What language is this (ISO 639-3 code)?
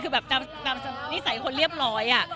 tha